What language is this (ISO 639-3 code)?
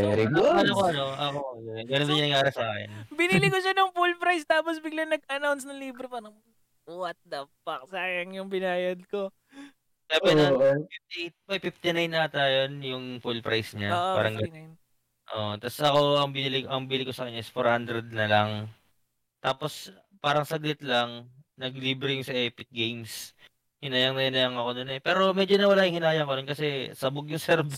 fil